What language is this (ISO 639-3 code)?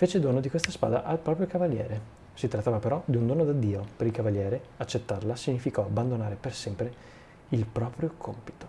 ita